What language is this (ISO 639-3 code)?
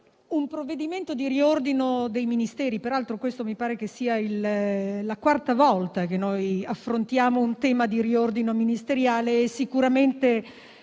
ita